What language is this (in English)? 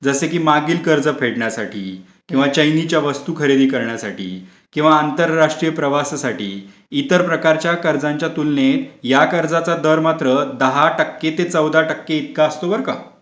Marathi